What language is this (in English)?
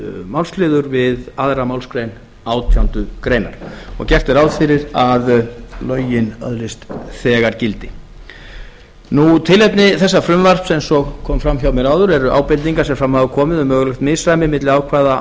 Icelandic